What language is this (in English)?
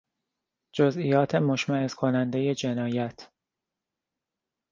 Persian